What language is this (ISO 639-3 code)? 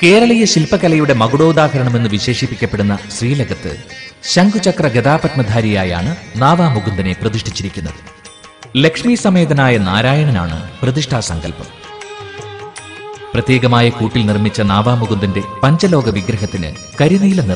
mal